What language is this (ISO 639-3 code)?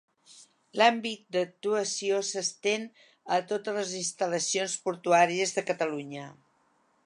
cat